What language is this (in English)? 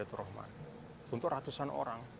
Indonesian